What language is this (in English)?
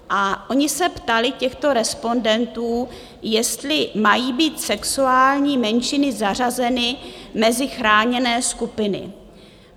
Czech